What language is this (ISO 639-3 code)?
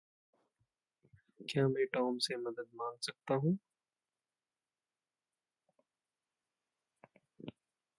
hin